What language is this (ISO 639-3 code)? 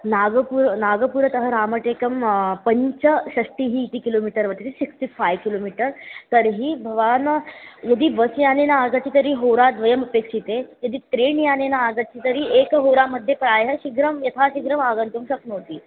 san